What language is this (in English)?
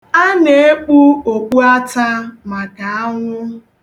Igbo